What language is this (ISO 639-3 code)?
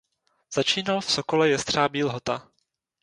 ces